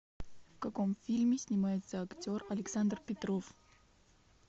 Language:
Russian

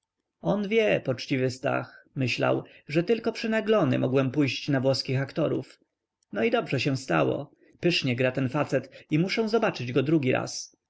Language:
Polish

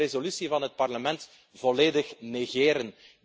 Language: Dutch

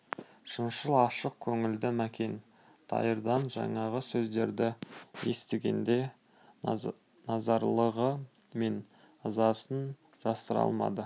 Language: Kazakh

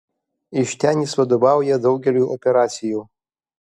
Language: Lithuanian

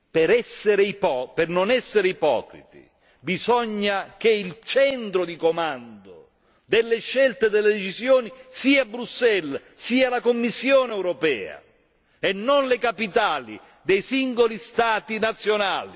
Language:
Italian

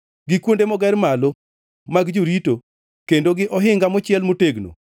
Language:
Luo (Kenya and Tanzania)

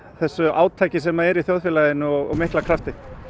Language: Icelandic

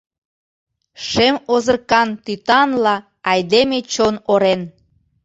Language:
Mari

